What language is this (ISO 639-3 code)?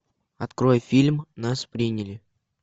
rus